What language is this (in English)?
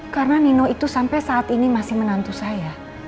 Indonesian